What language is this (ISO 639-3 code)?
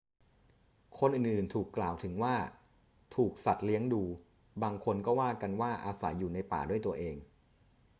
tha